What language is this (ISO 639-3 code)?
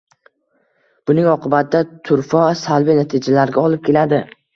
uzb